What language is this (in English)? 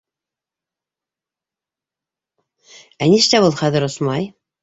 Bashkir